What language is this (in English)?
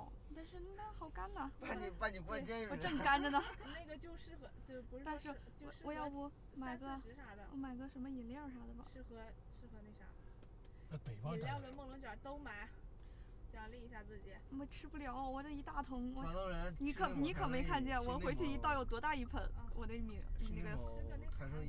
Chinese